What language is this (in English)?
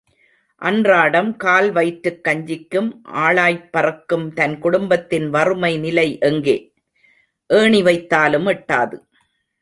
Tamil